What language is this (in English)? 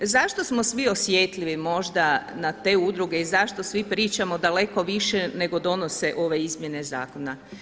Croatian